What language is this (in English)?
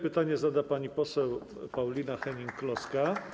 Polish